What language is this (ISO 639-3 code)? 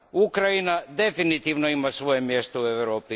hrv